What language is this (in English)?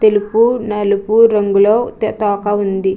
Telugu